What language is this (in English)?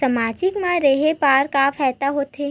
Chhattisgarhi